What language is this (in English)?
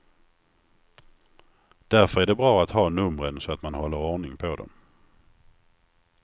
Swedish